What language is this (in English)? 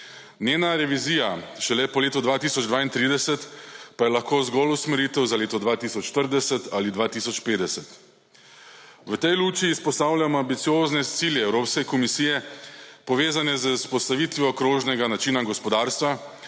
Slovenian